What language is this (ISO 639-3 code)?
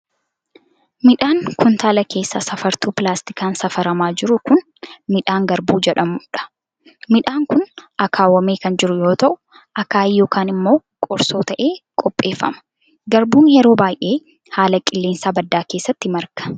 orm